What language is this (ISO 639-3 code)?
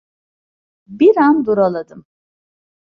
tur